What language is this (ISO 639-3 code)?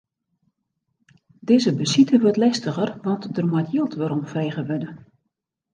fry